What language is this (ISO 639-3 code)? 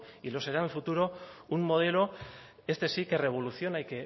spa